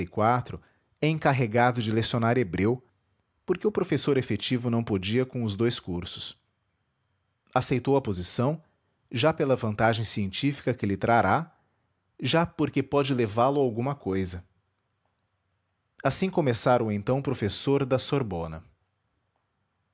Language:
Portuguese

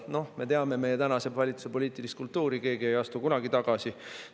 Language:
Estonian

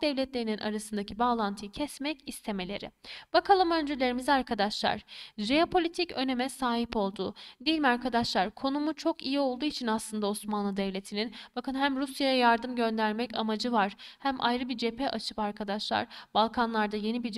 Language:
Turkish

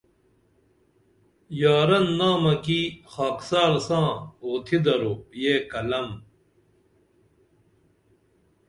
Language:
Dameli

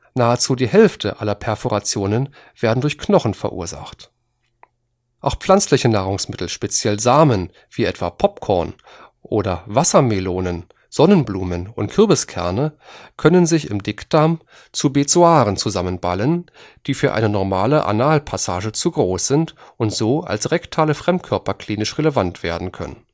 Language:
German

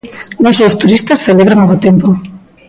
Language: Galician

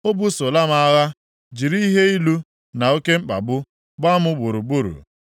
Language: Igbo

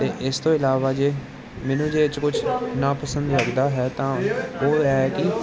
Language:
Punjabi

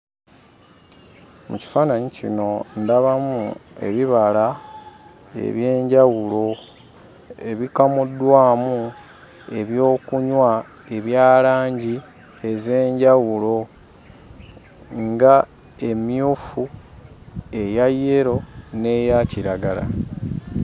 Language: Ganda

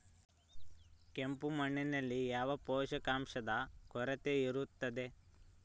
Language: Kannada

